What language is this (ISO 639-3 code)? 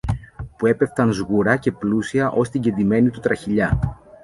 ell